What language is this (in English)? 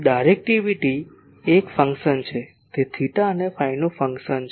Gujarati